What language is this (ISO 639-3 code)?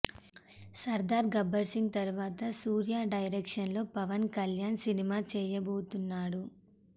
tel